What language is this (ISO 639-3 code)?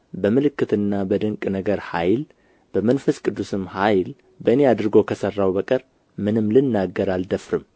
amh